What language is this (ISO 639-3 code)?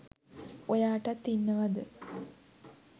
sin